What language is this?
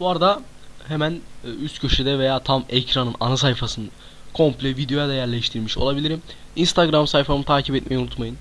Turkish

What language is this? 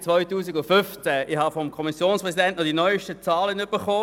Swiss German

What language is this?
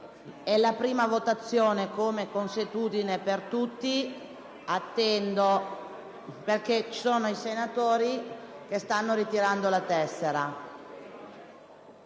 Italian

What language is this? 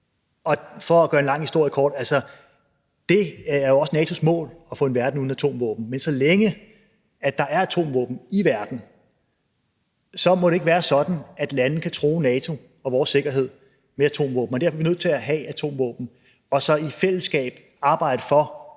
Danish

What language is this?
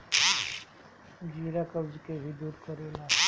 Bhojpuri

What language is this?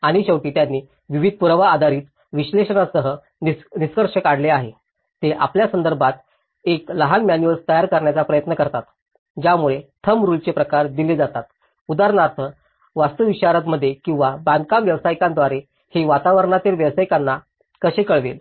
Marathi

